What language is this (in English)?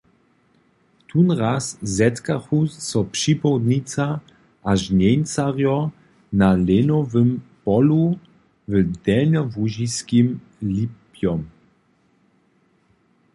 Upper Sorbian